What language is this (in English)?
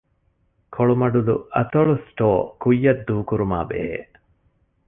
Divehi